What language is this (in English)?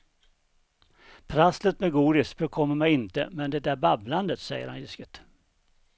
Swedish